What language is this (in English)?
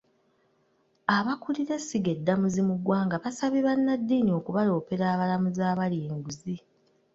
Ganda